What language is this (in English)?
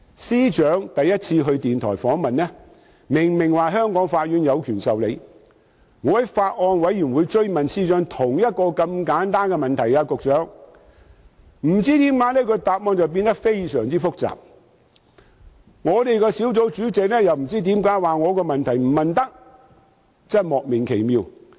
Cantonese